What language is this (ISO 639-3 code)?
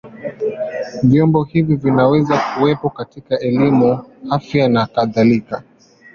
swa